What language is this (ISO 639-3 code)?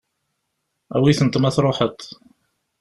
kab